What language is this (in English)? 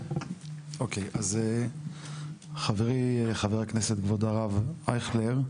Hebrew